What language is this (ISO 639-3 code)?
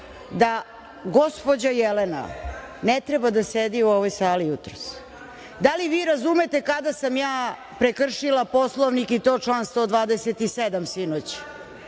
srp